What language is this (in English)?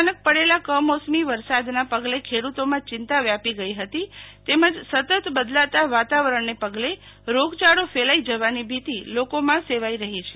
Gujarati